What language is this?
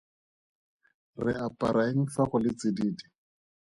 Tswana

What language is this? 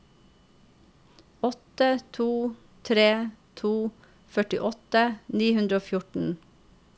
Norwegian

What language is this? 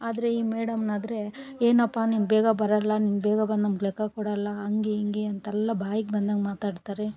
Kannada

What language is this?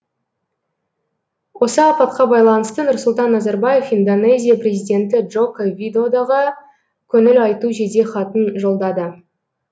Kazakh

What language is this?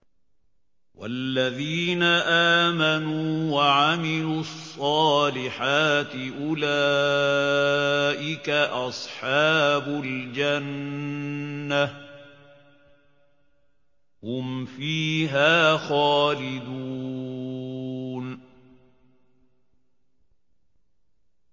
Arabic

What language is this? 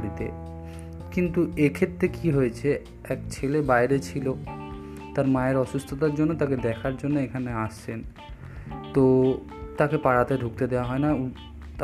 Hindi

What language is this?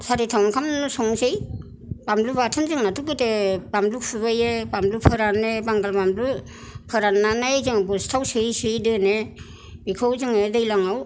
Bodo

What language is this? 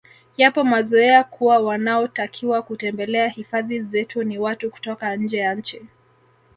Swahili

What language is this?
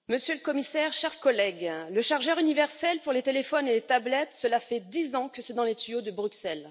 French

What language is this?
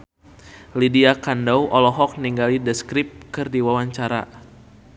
Sundanese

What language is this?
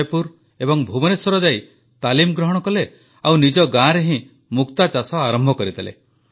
Odia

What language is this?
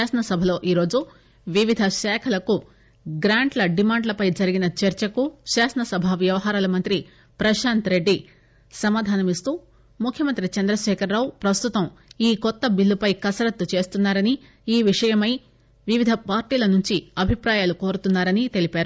Telugu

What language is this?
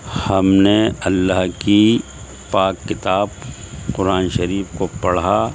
Urdu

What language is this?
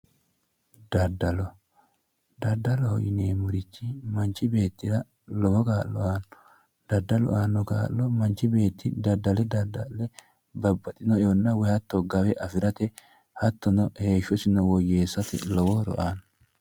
Sidamo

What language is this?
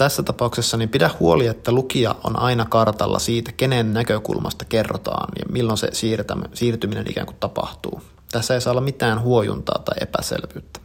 Finnish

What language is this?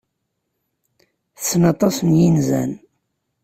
Kabyle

